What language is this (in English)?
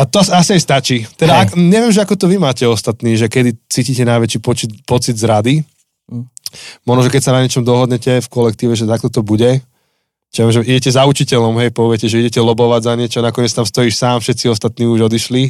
Slovak